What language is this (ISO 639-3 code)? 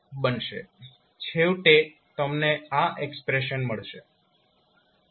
guj